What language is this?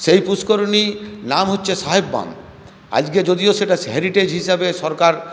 Bangla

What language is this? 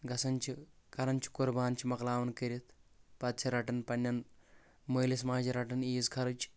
Kashmiri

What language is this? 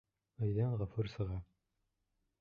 Bashkir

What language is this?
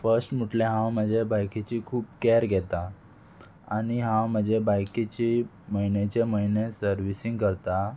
Konkani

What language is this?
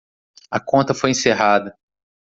Portuguese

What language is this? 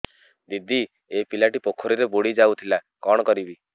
Odia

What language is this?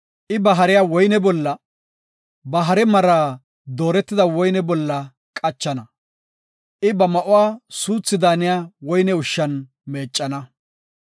Gofa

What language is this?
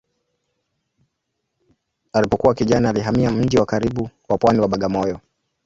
Swahili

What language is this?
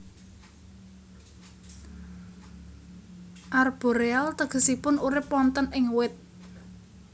Javanese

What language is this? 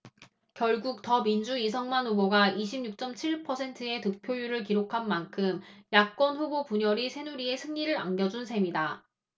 Korean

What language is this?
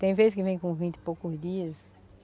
Portuguese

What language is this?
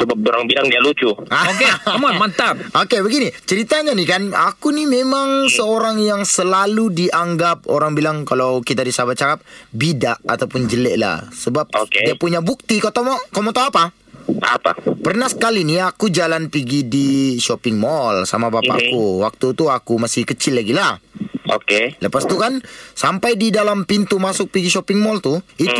Malay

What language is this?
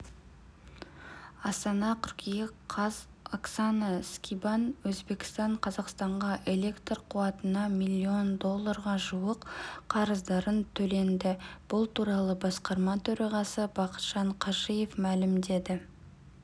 Kazakh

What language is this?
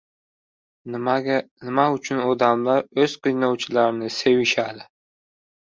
Uzbek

